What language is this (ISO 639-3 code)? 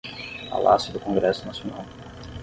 por